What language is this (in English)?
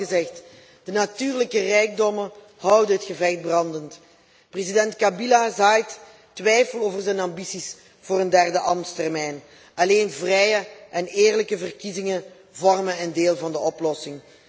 Dutch